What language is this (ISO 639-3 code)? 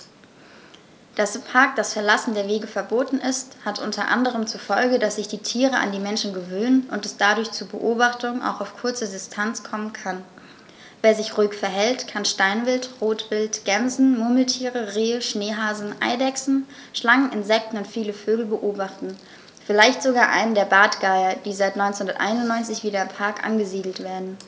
deu